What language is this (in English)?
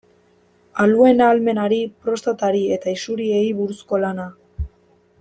Basque